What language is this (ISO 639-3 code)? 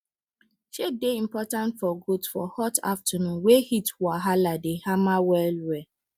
pcm